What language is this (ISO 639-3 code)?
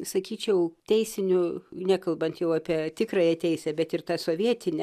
lit